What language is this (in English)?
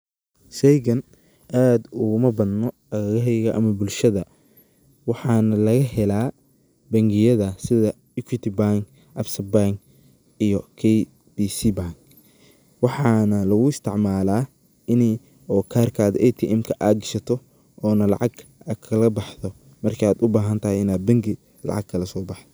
Somali